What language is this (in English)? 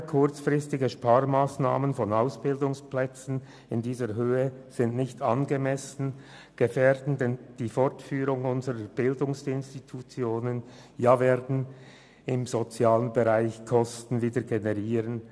Swiss German